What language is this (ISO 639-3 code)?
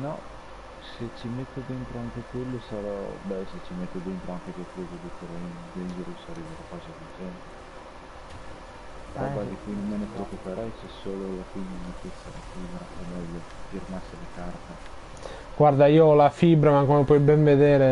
ita